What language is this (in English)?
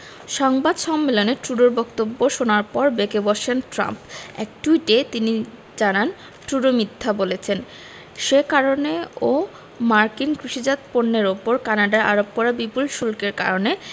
Bangla